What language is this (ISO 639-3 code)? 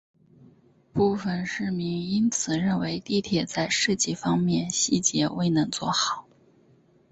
zho